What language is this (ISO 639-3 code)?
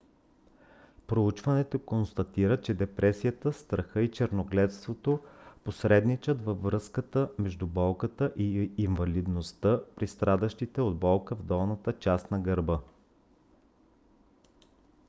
bul